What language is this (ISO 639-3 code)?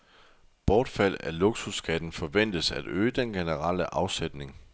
dan